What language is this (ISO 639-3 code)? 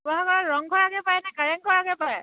asm